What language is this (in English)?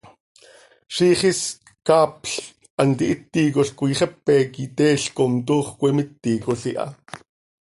Seri